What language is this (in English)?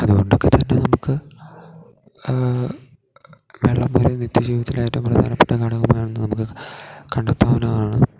Malayalam